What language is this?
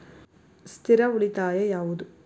Kannada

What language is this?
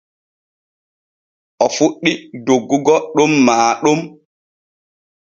Borgu Fulfulde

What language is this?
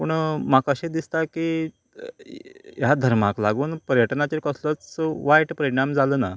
Konkani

